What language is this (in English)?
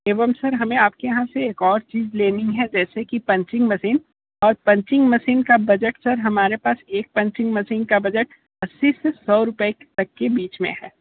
Hindi